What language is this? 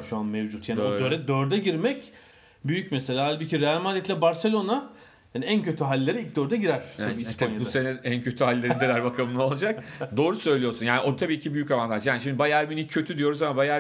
Turkish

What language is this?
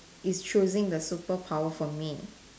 English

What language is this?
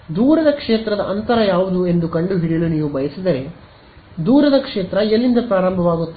Kannada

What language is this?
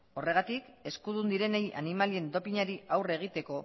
Basque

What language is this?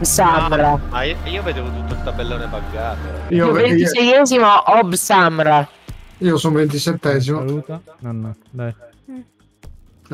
Italian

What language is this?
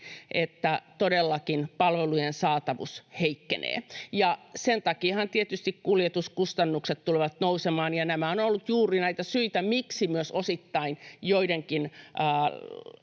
Finnish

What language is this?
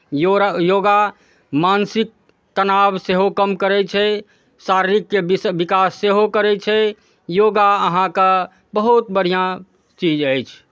Maithili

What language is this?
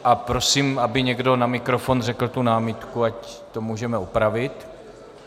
Czech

